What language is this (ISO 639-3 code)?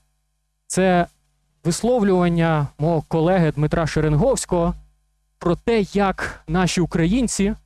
ukr